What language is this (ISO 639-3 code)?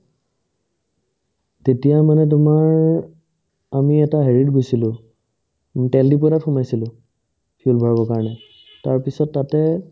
asm